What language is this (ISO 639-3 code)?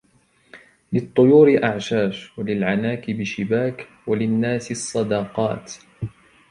ara